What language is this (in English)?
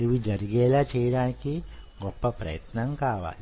Telugu